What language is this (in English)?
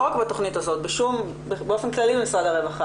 Hebrew